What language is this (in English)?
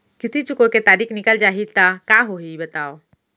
Chhattisgarhi